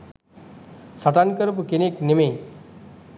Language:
Sinhala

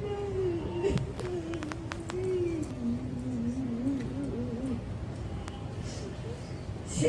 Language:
Korean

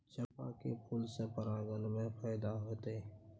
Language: Maithili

